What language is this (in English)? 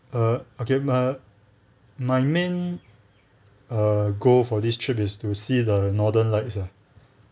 English